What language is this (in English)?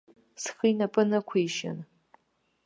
Abkhazian